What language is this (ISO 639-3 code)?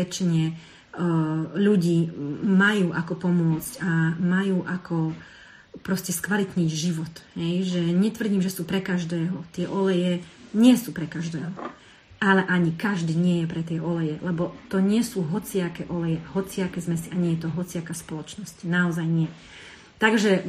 slk